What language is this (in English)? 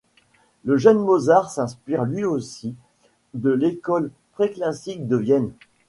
French